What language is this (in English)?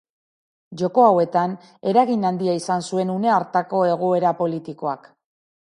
Basque